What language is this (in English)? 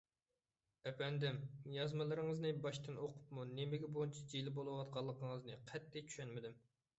Uyghur